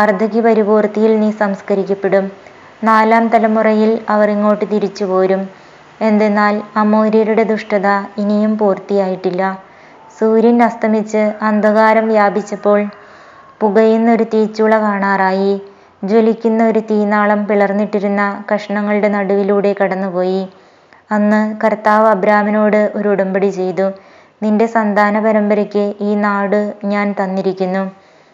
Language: Malayalam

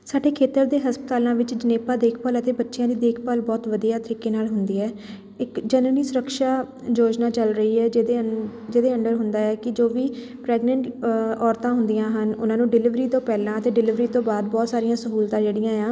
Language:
Punjabi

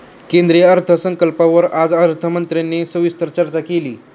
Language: Marathi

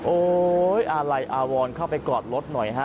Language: Thai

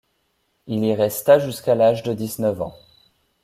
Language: French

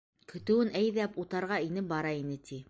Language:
Bashkir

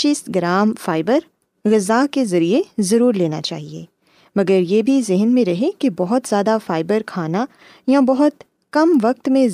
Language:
Urdu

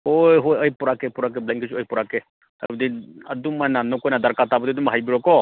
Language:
Manipuri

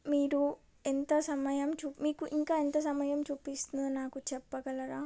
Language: Telugu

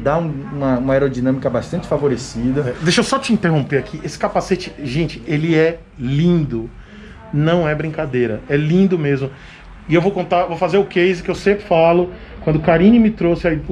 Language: Portuguese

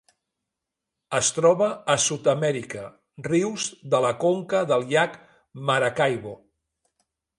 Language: Catalan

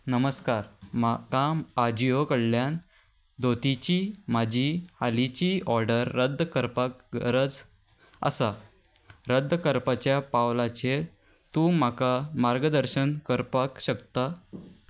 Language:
Konkani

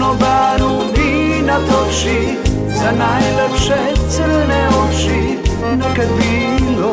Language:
Polish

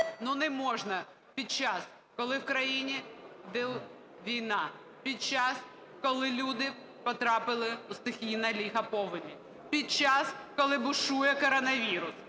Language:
Ukrainian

